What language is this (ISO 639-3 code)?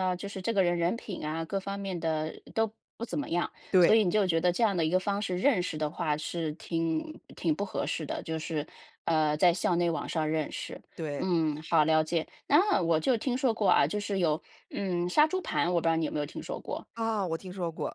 zho